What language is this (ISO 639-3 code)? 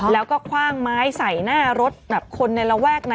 tha